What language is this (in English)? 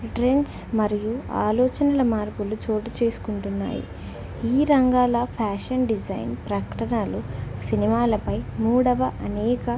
Telugu